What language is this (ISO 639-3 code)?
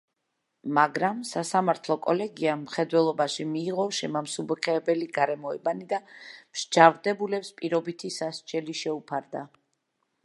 kat